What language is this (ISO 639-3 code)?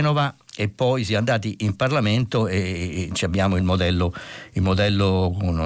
ita